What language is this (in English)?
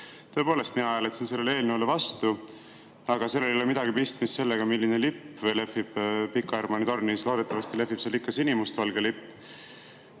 Estonian